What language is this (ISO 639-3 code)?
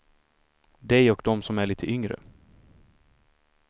swe